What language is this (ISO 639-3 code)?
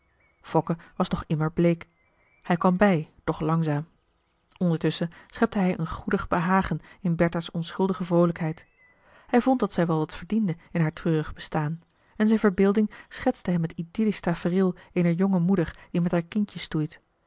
nld